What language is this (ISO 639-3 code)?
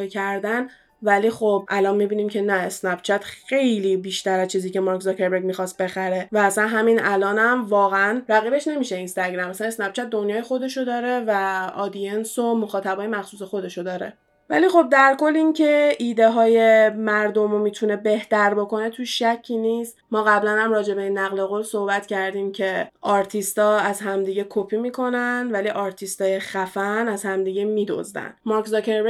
fas